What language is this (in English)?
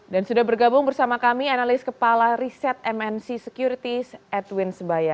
Indonesian